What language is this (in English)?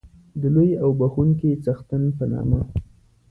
Pashto